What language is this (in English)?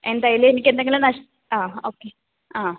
Malayalam